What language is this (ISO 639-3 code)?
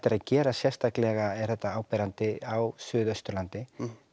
isl